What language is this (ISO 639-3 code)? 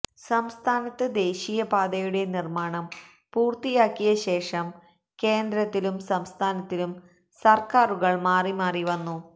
mal